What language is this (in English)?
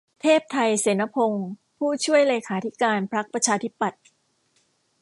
Thai